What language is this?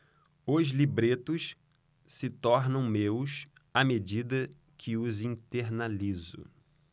Portuguese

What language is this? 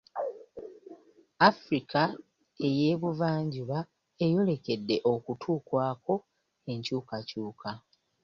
Ganda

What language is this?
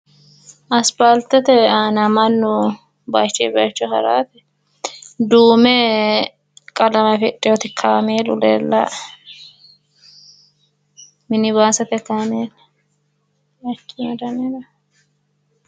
Sidamo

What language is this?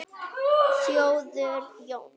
Icelandic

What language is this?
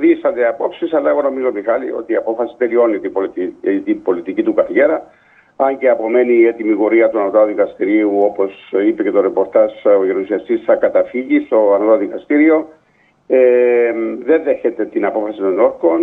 Greek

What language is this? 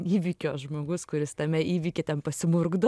Lithuanian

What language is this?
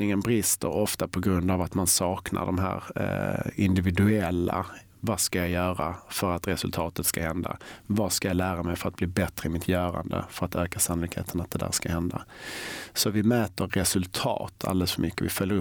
Swedish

